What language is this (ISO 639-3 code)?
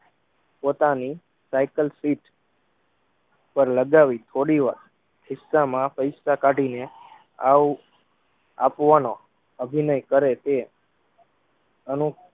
guj